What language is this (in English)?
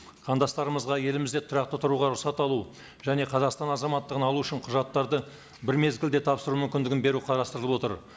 Kazakh